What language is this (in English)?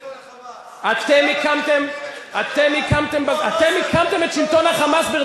Hebrew